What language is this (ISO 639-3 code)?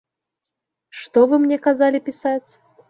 bel